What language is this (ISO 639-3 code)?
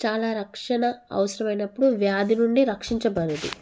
tel